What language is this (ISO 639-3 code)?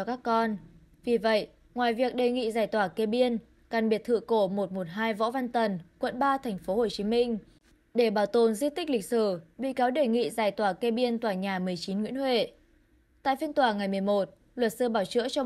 vie